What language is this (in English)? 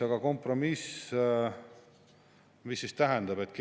Estonian